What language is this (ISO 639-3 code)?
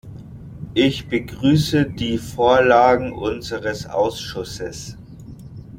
deu